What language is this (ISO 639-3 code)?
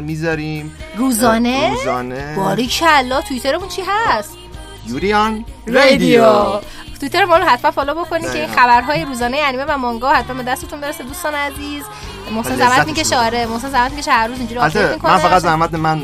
fas